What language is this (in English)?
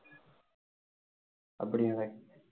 Tamil